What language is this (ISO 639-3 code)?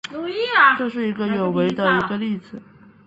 zho